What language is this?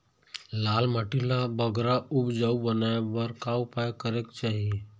Chhattisgarhi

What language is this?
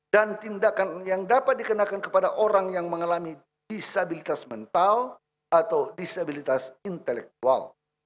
Indonesian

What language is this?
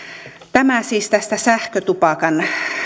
Finnish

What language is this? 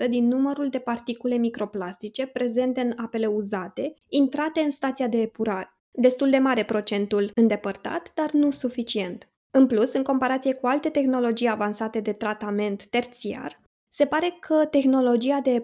Romanian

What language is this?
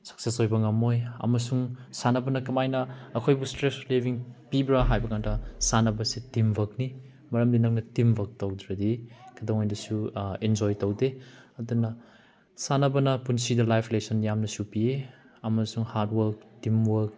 Manipuri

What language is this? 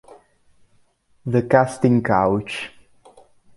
Italian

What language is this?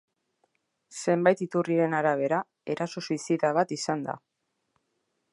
Basque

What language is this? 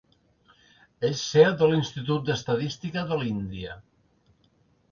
Catalan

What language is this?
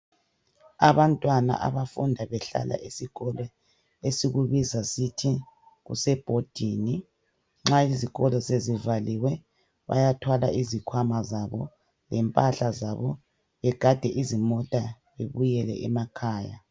North Ndebele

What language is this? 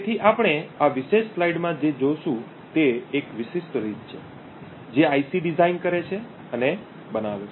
Gujarati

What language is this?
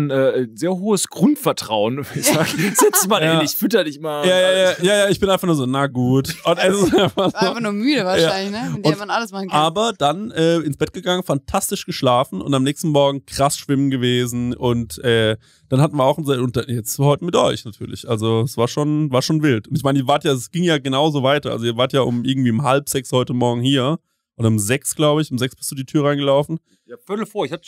German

